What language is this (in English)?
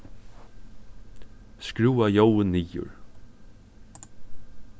Faroese